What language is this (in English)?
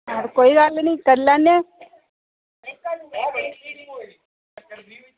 Dogri